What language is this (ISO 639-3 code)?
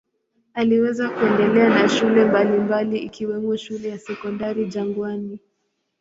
swa